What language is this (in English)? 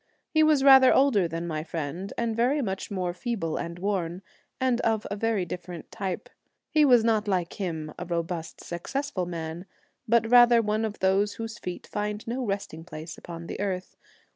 English